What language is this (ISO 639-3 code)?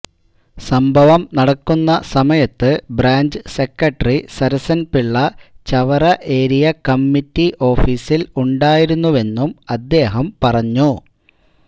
mal